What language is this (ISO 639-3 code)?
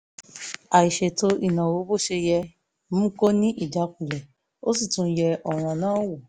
yor